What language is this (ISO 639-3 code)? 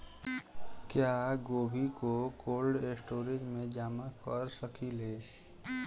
bho